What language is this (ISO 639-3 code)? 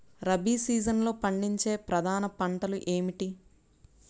tel